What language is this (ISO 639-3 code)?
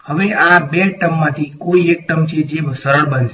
guj